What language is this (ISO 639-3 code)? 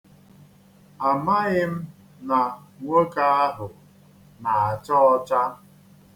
ibo